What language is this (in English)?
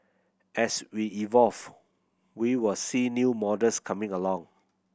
English